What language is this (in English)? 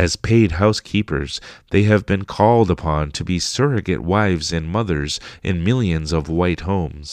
English